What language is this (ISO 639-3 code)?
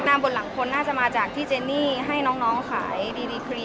tha